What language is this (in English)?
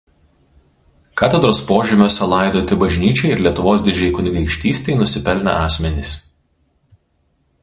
Lithuanian